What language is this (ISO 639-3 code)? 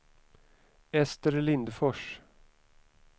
swe